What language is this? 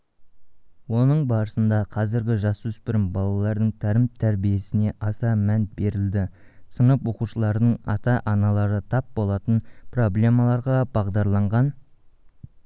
Kazakh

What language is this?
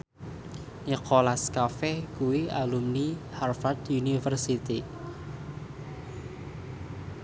Javanese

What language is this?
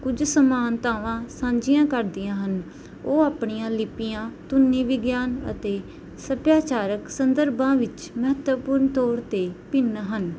Punjabi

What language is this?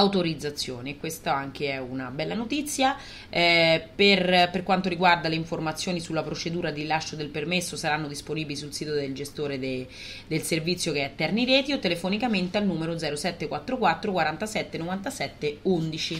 Italian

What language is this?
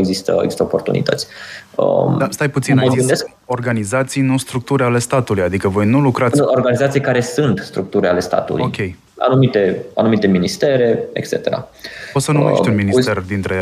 Romanian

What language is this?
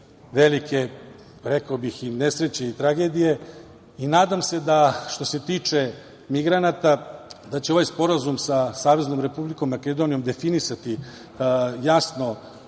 Serbian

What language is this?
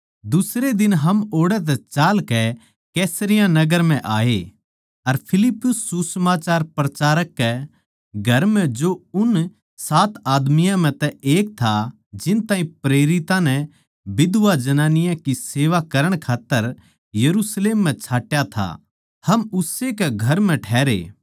Haryanvi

